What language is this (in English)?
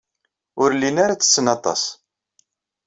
Kabyle